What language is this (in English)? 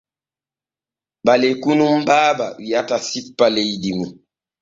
Borgu Fulfulde